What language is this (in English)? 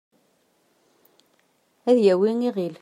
Kabyle